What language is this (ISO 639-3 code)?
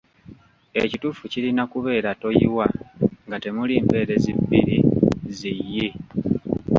lug